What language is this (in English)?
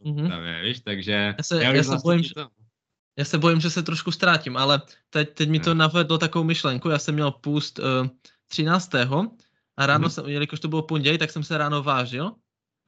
Czech